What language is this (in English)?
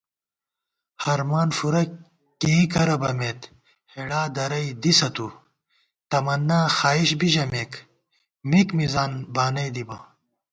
Gawar-Bati